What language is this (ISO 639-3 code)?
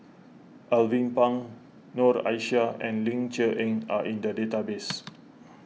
eng